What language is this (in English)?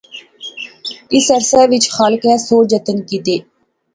Pahari-Potwari